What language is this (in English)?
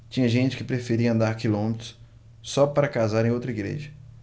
Portuguese